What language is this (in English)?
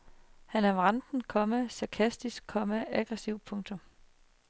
Danish